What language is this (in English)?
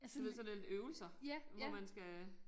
Danish